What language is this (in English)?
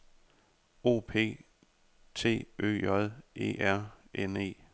Danish